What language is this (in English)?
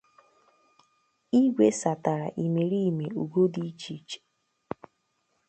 Igbo